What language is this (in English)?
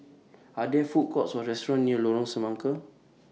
English